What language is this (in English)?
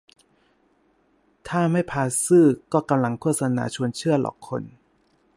Thai